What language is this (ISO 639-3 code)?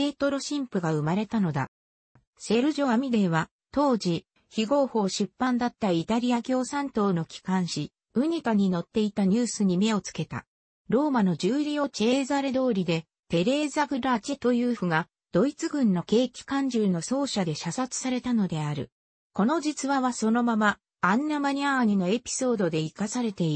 jpn